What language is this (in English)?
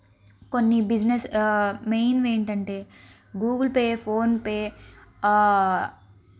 Telugu